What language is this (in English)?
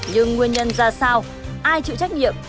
Vietnamese